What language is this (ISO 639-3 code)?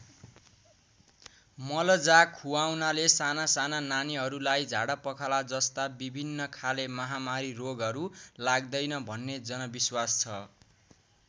nep